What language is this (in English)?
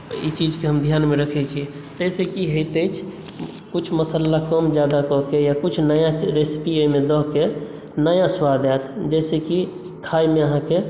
Maithili